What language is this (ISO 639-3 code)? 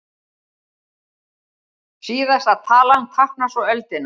isl